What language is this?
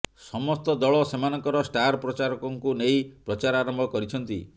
Odia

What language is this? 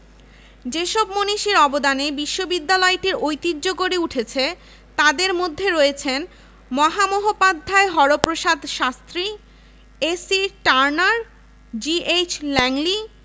Bangla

